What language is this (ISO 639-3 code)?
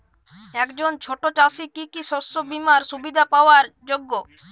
ben